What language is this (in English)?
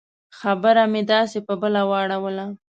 Pashto